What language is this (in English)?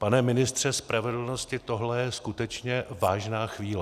Czech